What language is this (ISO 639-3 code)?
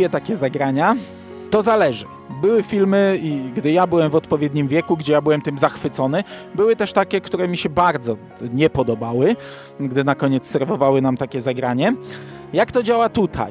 pol